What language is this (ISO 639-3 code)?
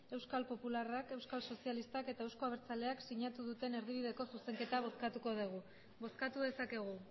eus